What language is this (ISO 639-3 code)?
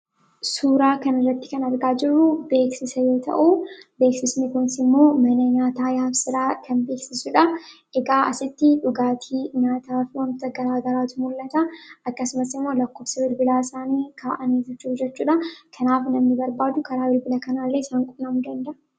orm